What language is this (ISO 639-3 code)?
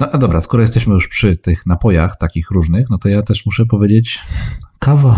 pol